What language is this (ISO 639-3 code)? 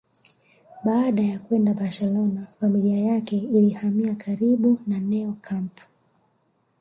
swa